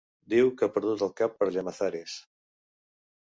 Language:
Catalan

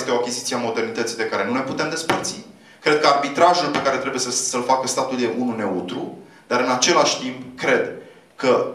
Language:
Romanian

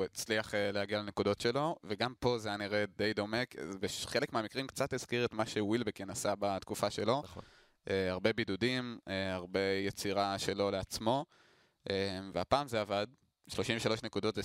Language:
Hebrew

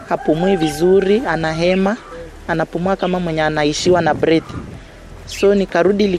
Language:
Swahili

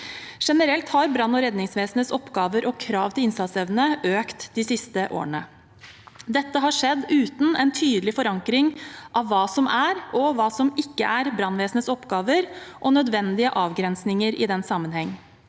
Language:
Norwegian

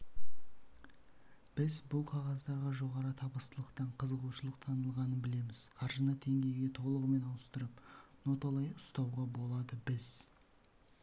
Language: Kazakh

